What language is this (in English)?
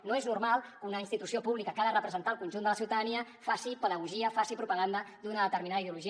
Catalan